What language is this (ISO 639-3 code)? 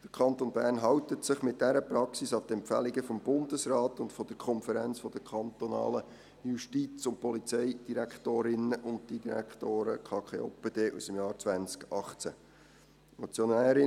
gsw